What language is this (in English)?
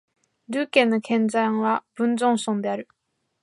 Japanese